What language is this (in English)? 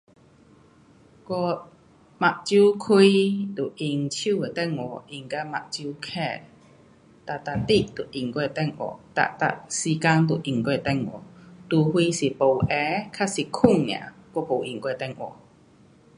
Pu-Xian Chinese